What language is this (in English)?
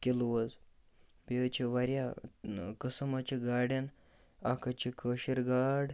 Kashmiri